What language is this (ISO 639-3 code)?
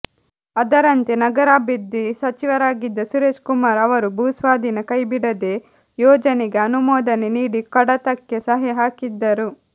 kan